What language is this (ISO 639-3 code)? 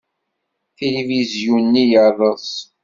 kab